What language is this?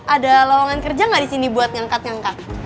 Indonesian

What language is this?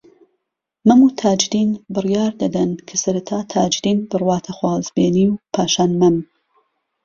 Central Kurdish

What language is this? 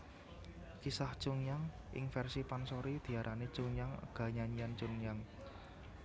Javanese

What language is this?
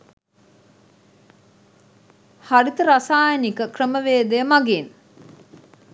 Sinhala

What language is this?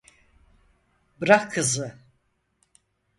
Turkish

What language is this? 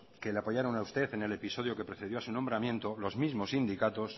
Spanish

